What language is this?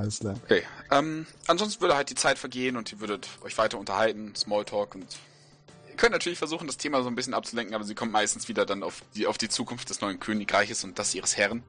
German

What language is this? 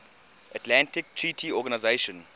English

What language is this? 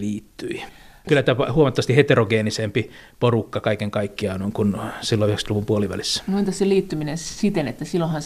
Finnish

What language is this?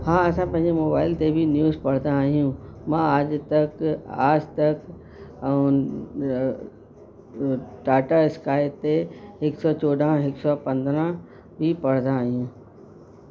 Sindhi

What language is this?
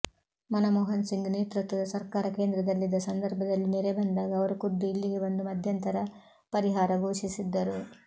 Kannada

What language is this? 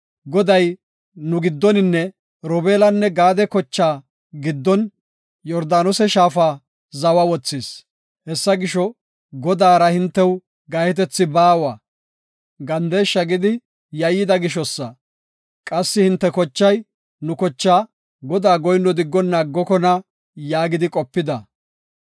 Gofa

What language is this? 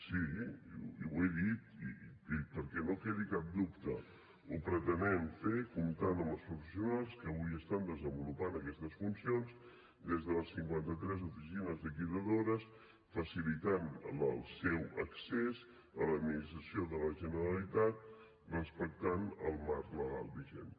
Catalan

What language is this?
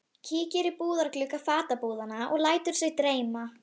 Icelandic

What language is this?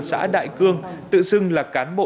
Vietnamese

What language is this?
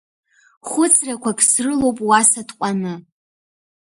Abkhazian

